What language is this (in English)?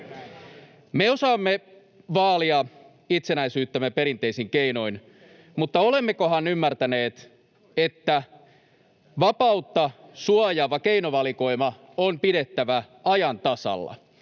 Finnish